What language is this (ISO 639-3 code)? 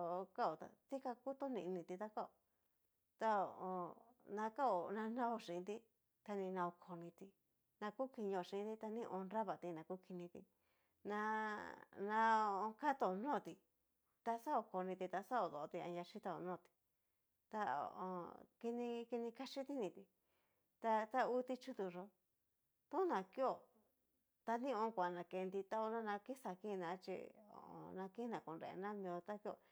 miu